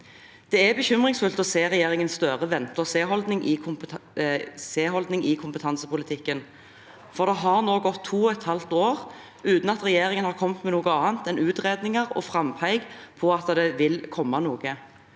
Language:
Norwegian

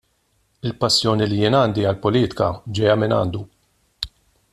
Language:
Maltese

